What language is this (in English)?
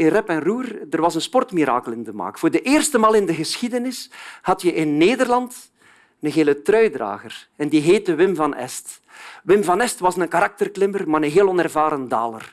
Dutch